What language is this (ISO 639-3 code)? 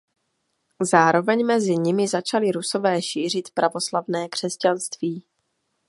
ces